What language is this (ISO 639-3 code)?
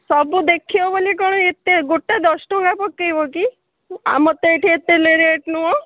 ori